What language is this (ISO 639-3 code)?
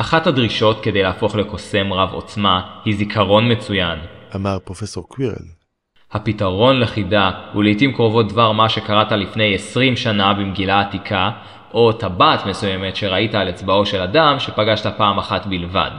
heb